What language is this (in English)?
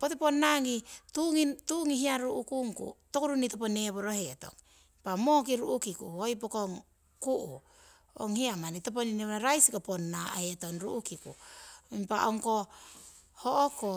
Siwai